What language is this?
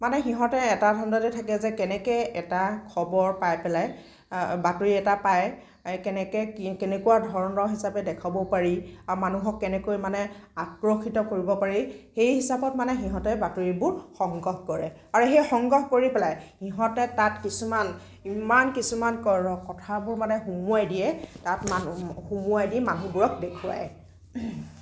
Assamese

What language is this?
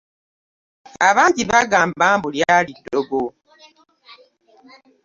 Ganda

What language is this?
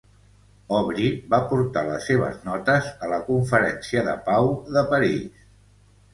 Catalan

